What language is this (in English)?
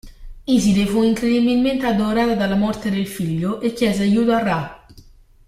Italian